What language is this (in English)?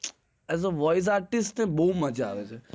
Gujarati